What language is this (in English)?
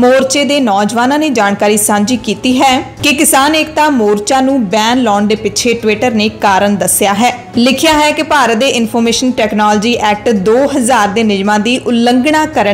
Hindi